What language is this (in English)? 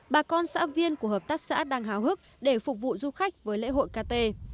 Vietnamese